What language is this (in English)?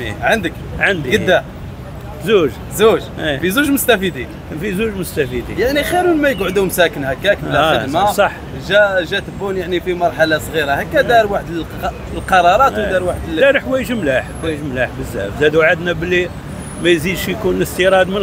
Arabic